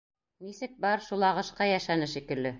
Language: Bashkir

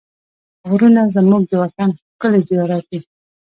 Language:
Pashto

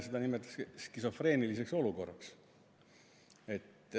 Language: Estonian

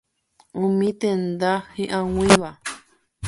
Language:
Guarani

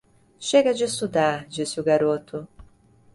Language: Portuguese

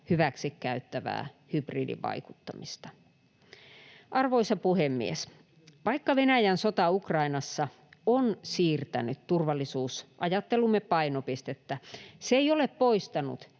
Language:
Finnish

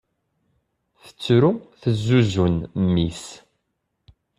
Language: Kabyle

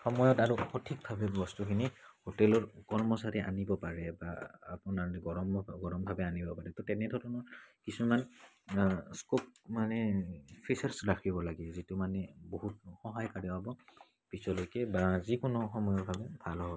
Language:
Assamese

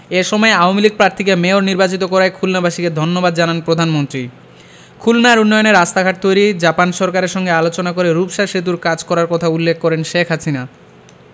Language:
Bangla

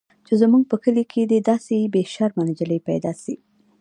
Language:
Pashto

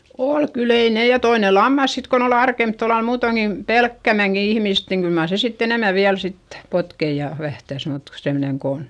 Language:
Finnish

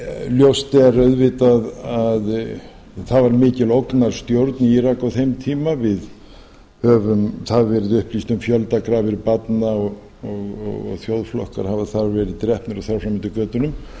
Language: Icelandic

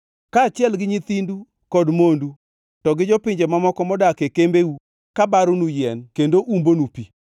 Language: Luo (Kenya and Tanzania)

